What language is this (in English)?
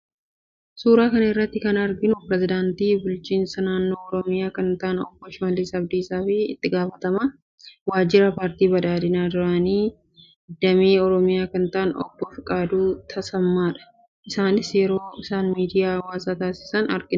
Oromo